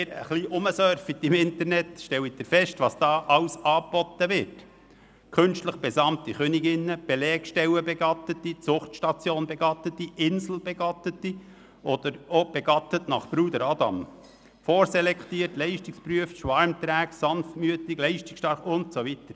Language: Swiss German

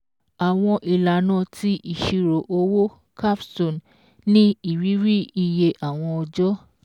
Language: Yoruba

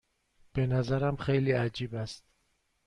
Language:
Persian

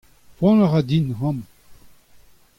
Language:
Breton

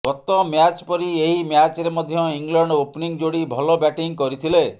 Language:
Odia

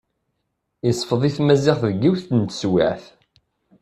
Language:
Kabyle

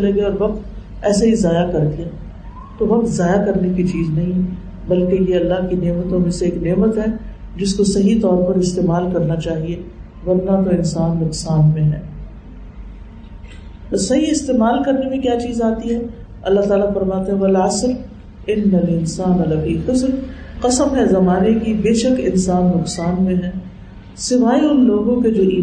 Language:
Urdu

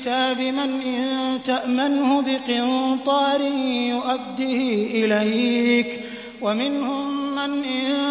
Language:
Arabic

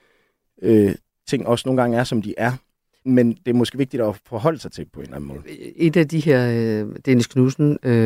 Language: Danish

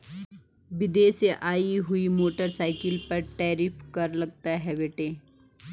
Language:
Hindi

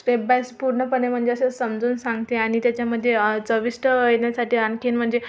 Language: Marathi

